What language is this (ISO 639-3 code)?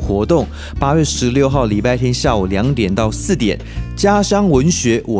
zho